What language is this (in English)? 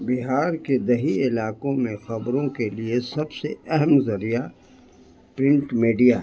Urdu